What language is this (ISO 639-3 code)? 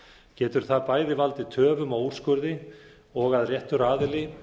isl